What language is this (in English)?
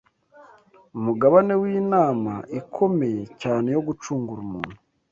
Kinyarwanda